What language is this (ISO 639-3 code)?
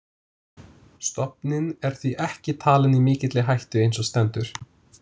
isl